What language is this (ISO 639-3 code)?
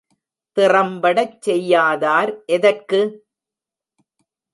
tam